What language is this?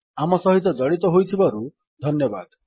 Odia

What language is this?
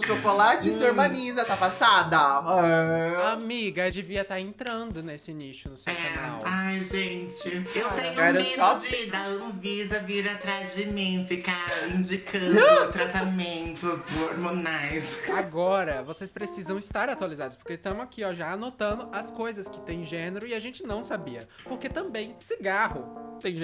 Portuguese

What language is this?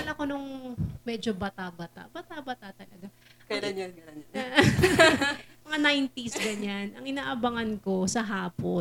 Filipino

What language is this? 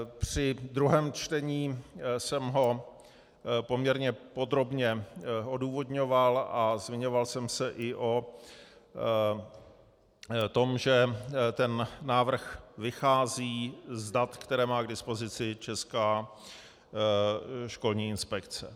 Czech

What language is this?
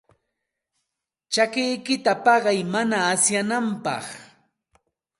Santa Ana de Tusi Pasco Quechua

